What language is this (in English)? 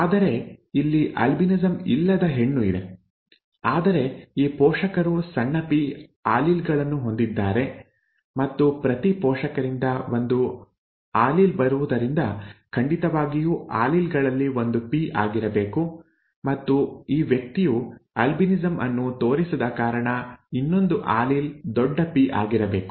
Kannada